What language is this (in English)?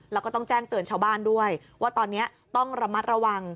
Thai